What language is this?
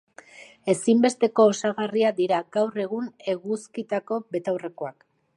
Basque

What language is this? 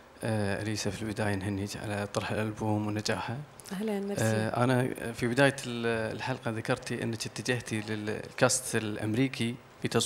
Arabic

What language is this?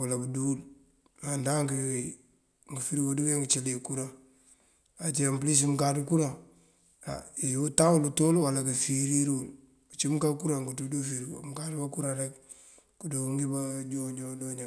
Mandjak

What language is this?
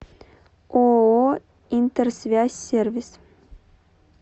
Russian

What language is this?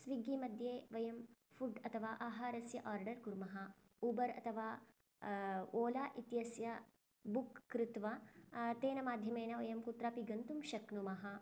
Sanskrit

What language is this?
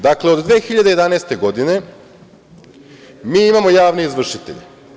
Serbian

